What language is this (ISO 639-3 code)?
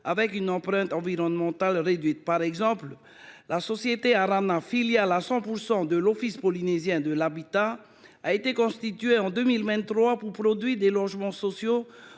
fra